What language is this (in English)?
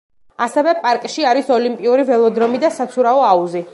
Georgian